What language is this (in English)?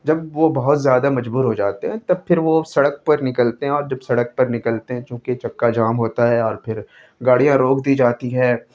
Urdu